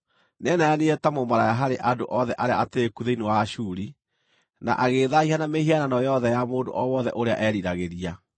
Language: Kikuyu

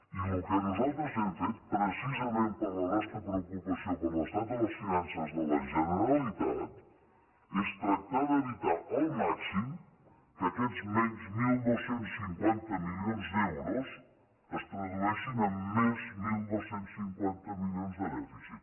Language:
Catalan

